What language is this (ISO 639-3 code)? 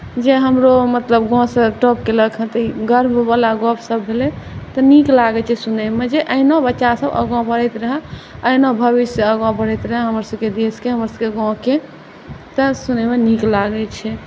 mai